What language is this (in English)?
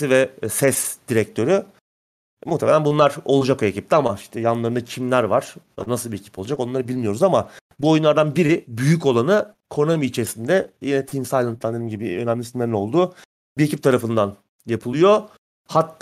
Turkish